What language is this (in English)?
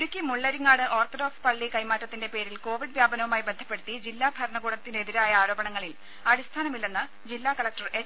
Malayalam